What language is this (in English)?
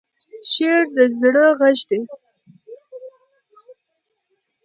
Pashto